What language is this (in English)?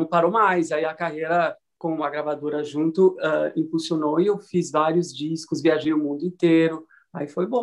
Portuguese